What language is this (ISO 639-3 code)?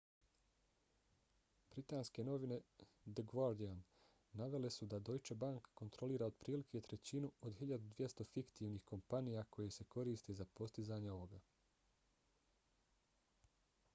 bos